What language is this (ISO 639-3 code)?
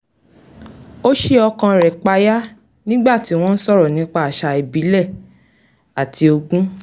yor